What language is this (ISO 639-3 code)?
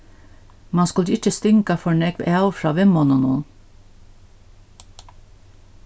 fao